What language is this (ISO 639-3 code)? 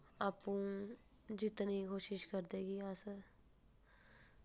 doi